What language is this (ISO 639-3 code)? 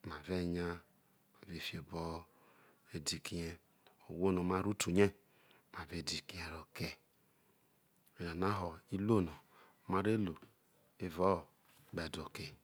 iso